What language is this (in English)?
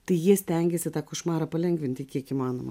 Lithuanian